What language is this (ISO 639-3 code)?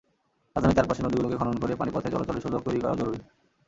ben